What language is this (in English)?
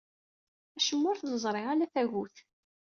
Kabyle